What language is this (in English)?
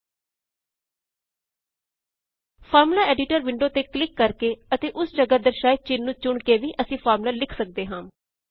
Punjabi